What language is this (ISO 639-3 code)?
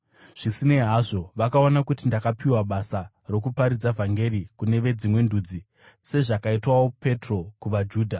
sna